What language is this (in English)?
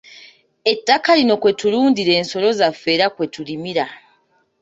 Ganda